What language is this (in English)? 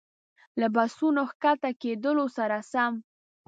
Pashto